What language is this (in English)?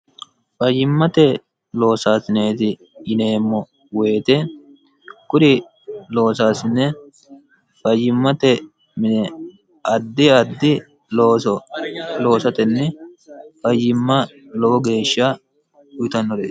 Sidamo